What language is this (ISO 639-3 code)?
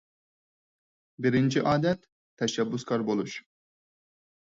uig